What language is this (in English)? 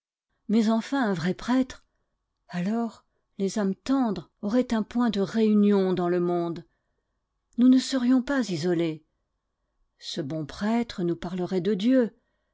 French